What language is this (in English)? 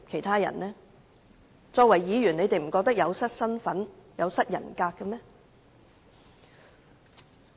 Cantonese